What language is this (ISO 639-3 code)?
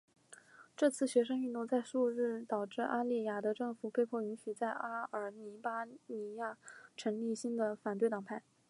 zho